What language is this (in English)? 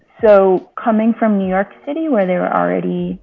English